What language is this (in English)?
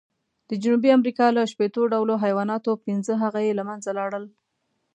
Pashto